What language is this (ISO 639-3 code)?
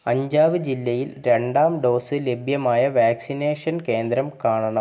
mal